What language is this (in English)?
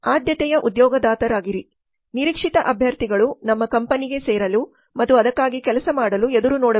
Kannada